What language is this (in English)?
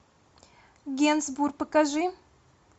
Russian